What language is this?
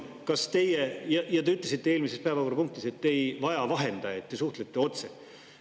Estonian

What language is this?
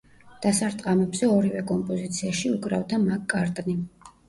Georgian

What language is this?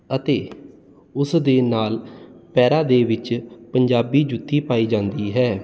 Punjabi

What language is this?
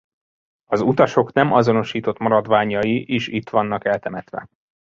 Hungarian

